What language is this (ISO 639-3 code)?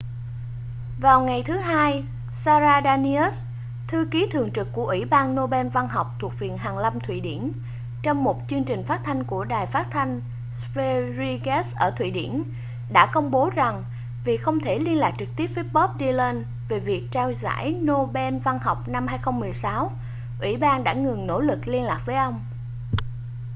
vie